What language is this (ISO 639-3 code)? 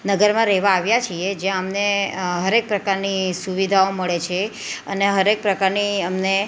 guj